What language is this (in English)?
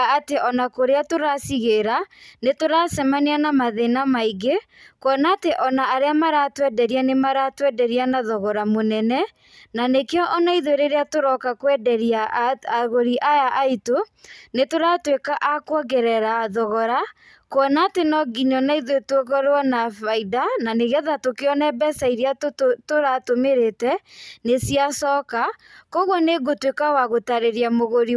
Kikuyu